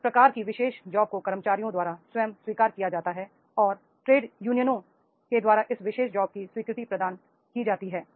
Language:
Hindi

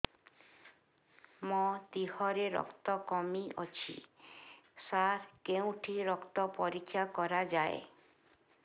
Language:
Odia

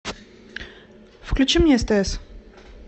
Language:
Russian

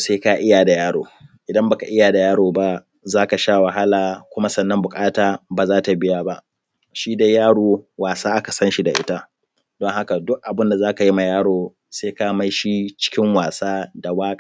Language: Hausa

